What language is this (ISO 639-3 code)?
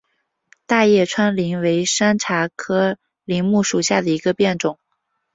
zho